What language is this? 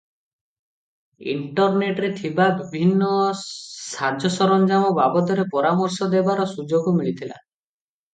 Odia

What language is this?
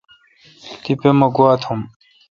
Kalkoti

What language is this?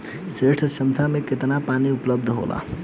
Bhojpuri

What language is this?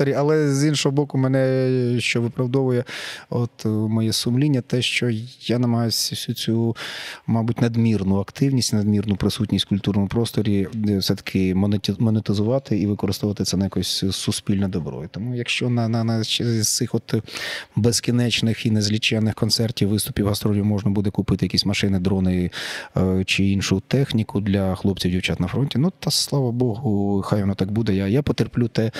Ukrainian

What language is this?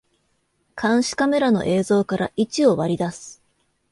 Japanese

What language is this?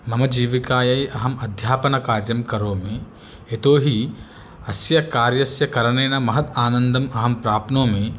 Sanskrit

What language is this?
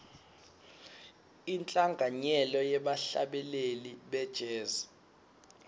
Swati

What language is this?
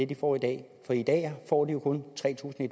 Danish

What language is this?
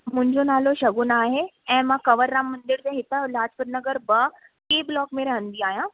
Sindhi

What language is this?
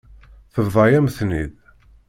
Kabyle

